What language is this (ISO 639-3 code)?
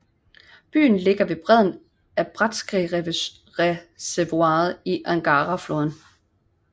dan